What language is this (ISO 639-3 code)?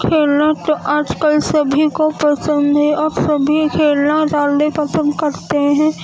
urd